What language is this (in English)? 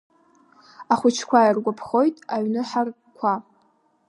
Abkhazian